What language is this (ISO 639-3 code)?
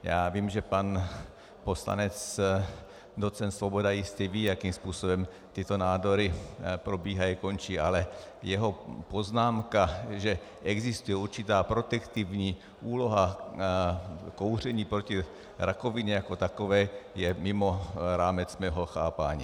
ces